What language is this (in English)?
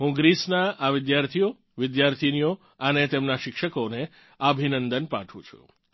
Gujarati